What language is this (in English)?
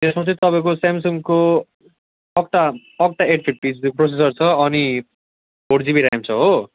Nepali